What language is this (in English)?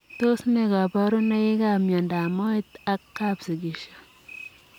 Kalenjin